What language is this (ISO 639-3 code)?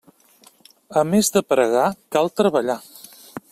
cat